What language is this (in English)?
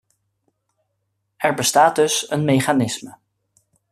Dutch